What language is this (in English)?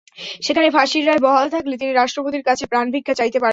Bangla